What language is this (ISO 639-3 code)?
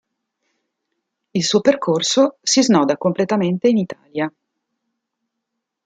ita